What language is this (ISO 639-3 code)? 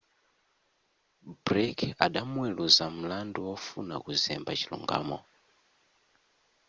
nya